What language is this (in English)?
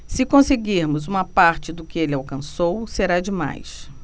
Portuguese